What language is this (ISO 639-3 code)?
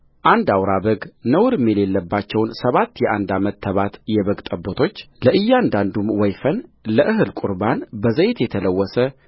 amh